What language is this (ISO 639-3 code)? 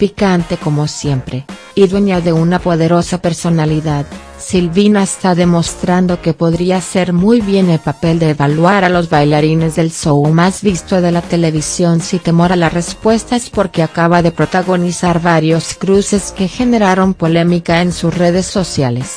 spa